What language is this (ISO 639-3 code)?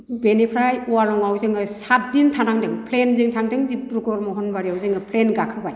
brx